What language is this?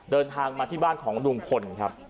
Thai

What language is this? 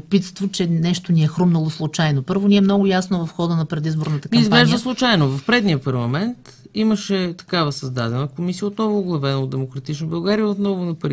Bulgarian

